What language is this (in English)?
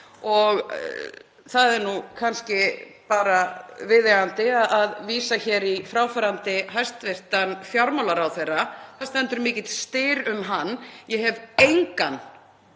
Icelandic